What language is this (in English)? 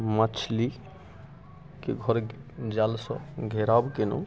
Maithili